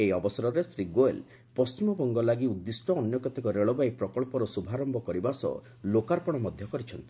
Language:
Odia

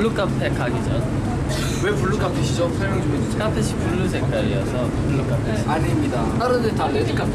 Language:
Korean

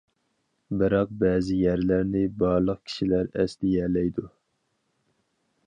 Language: Uyghur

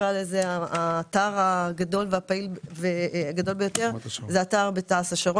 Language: Hebrew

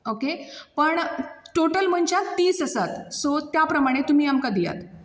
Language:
Konkani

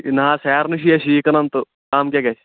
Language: Kashmiri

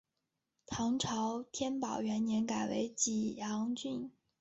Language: Chinese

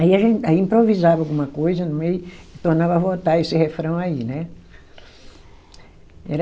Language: Portuguese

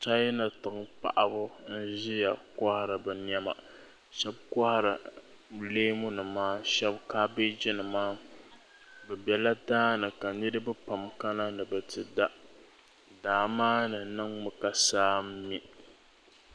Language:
Dagbani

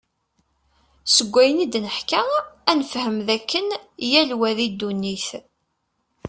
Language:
Kabyle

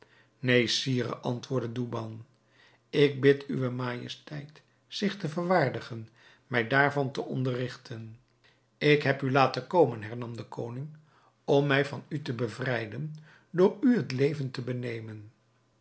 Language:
Dutch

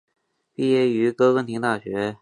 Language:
Chinese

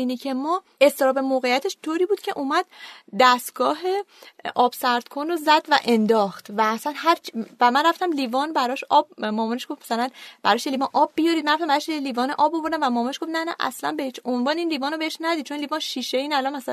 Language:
Persian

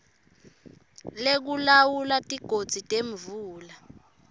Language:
Swati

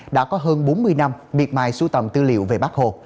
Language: Vietnamese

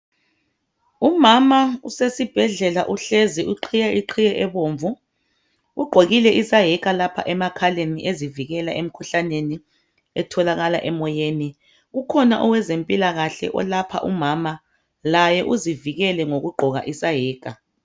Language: North Ndebele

